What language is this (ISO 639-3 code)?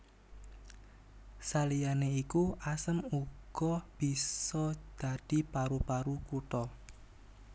jav